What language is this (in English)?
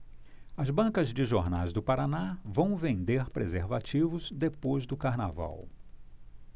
Portuguese